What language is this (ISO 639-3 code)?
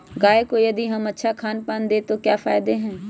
mag